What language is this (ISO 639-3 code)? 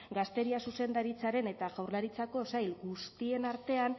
eus